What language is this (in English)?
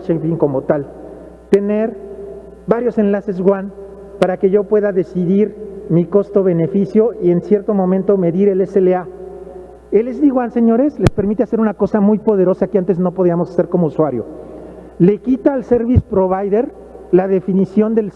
Spanish